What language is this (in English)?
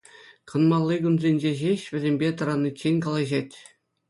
Chuvash